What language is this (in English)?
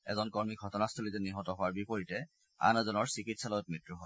Assamese